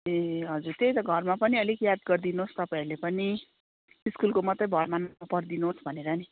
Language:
Nepali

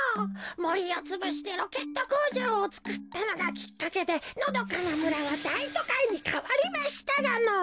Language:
Japanese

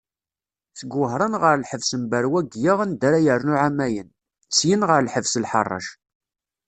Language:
Kabyle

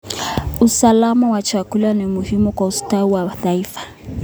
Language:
Kalenjin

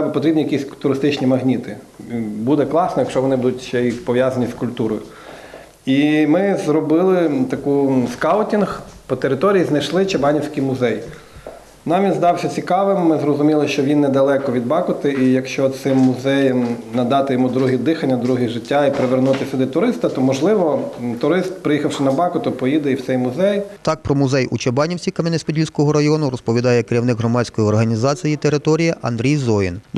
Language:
Ukrainian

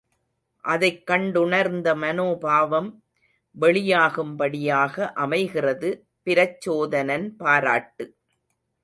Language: Tamil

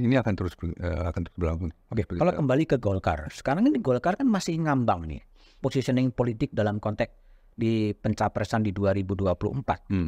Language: Indonesian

